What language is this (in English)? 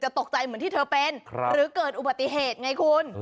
Thai